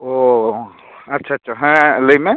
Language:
Santali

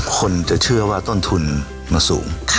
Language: Thai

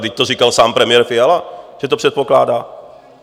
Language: Czech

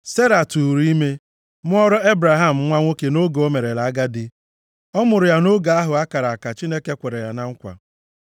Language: Igbo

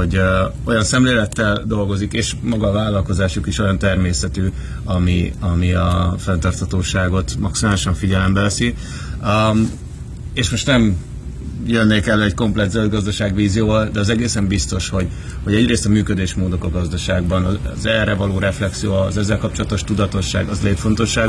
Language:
Hungarian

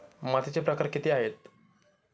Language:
Marathi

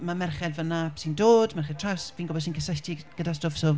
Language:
Welsh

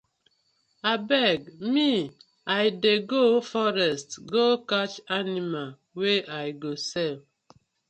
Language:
Nigerian Pidgin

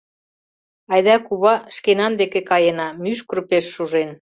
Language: Mari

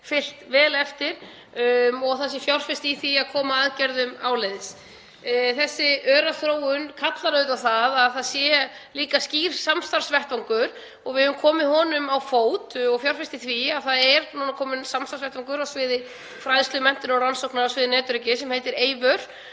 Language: Icelandic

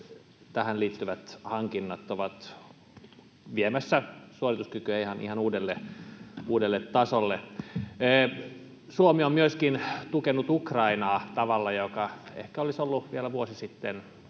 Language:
Finnish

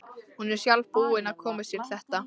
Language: Icelandic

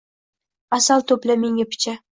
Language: Uzbek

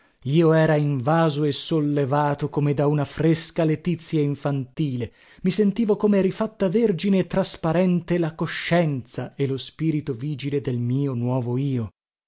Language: Italian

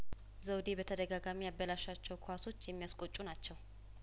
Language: Amharic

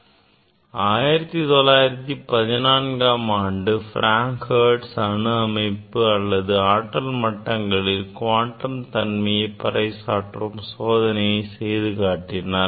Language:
Tamil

